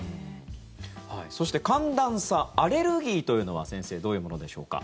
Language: Japanese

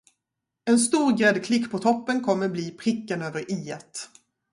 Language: Swedish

